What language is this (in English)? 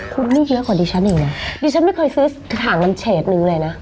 Thai